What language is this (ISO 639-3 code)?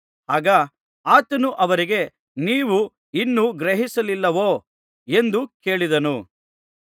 kan